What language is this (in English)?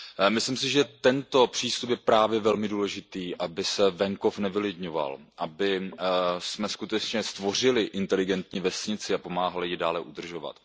Czech